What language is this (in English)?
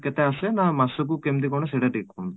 Odia